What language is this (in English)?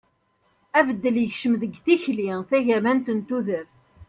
Kabyle